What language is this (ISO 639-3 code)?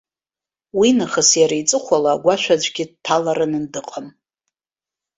abk